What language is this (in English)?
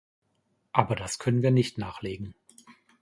German